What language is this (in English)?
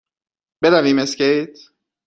Persian